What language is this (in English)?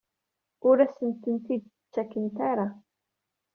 Kabyle